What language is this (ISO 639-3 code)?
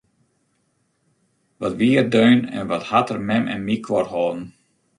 fry